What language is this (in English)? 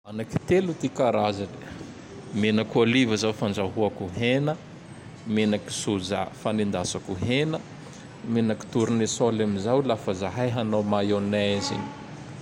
Tandroy-Mahafaly Malagasy